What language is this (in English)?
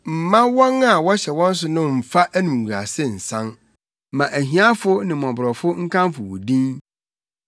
Akan